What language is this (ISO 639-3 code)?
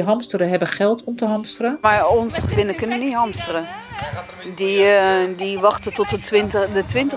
nld